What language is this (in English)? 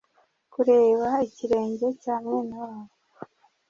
Kinyarwanda